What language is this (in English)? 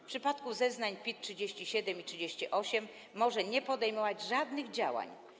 Polish